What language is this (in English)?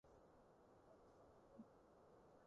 Cantonese